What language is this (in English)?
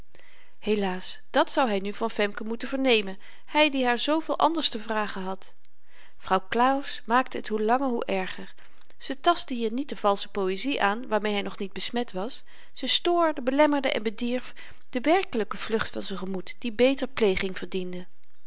Dutch